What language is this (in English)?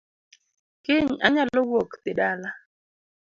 Luo (Kenya and Tanzania)